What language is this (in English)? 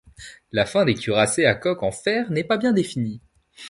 French